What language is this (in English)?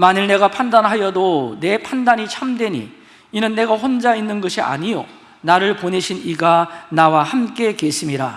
Korean